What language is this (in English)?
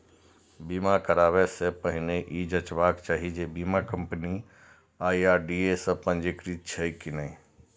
Maithili